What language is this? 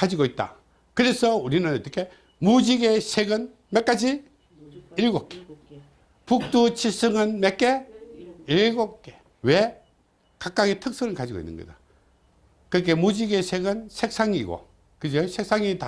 Korean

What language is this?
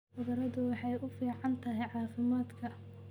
Somali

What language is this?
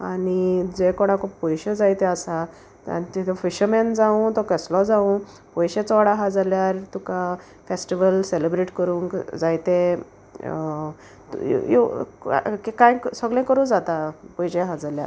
Konkani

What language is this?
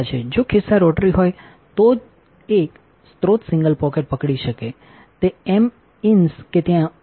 Gujarati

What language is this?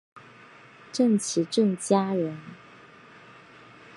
Chinese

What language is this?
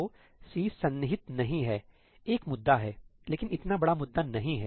Hindi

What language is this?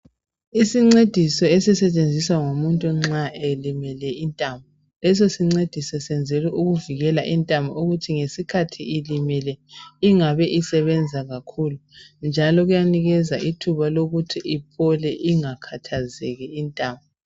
North Ndebele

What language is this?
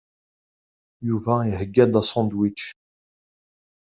Kabyle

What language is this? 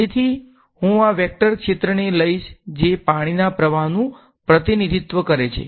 Gujarati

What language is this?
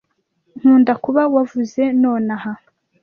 Kinyarwanda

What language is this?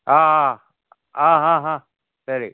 Malayalam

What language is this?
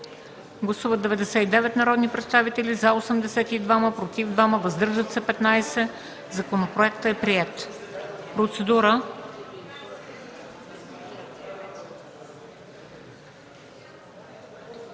Bulgarian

